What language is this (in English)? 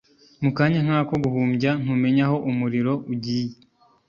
Kinyarwanda